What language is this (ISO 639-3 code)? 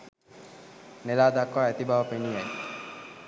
sin